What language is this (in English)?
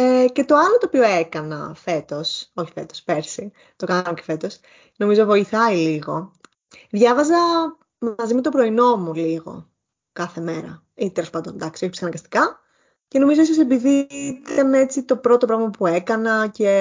Greek